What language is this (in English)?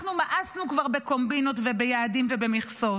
Hebrew